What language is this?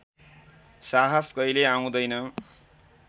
Nepali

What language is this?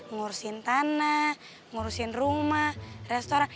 Indonesian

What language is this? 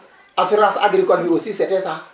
Wolof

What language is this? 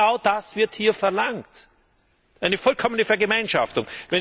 German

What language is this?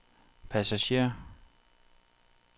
Danish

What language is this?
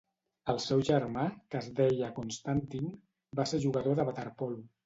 Catalan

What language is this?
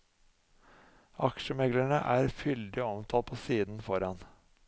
Norwegian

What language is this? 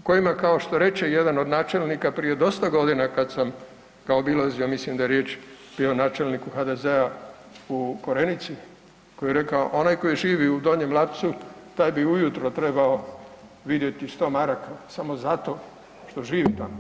Croatian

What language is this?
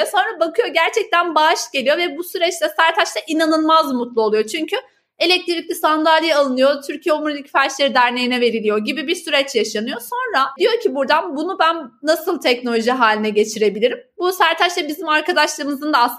Turkish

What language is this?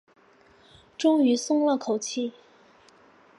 Chinese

